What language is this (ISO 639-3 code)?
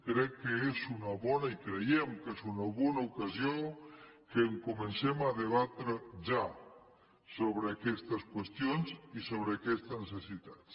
cat